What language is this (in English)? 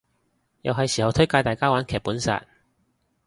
Cantonese